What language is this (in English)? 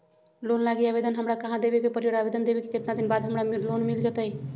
Magahi